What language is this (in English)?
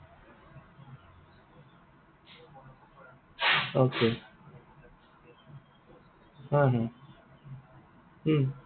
Assamese